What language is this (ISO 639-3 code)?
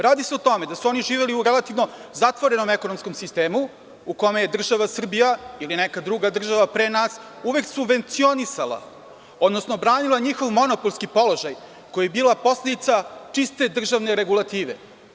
srp